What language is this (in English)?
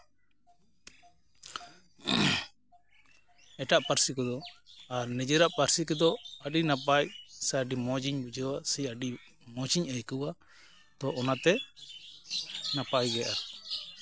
Santali